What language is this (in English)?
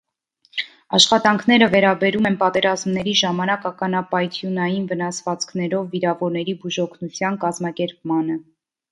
Armenian